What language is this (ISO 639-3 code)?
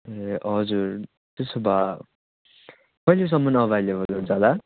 nep